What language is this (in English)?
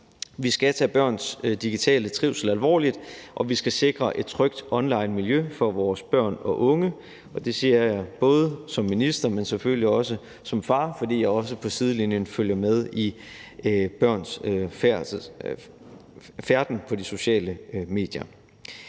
Danish